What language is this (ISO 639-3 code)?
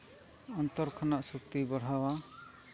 sat